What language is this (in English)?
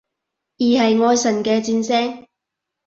Cantonese